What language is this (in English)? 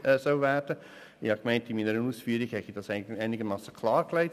Swiss German